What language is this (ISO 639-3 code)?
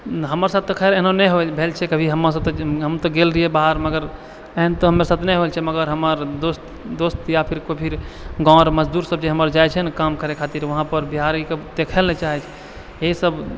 mai